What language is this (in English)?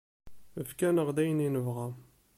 Kabyle